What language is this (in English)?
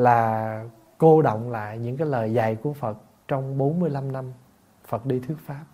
Vietnamese